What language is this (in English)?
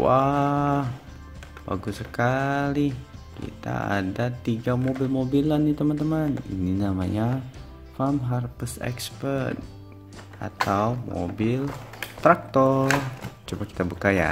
Indonesian